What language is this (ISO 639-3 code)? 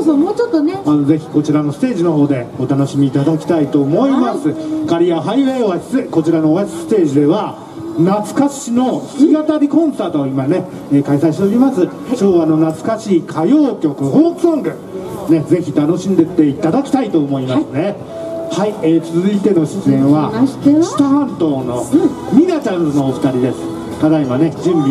jpn